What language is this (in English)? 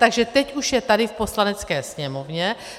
Czech